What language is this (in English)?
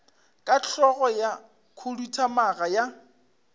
Northern Sotho